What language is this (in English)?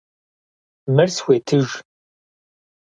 Kabardian